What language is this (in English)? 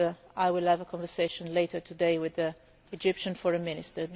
English